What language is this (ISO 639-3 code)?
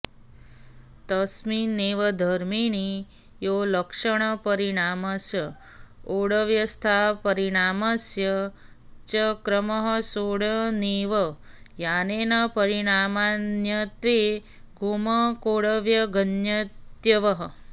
san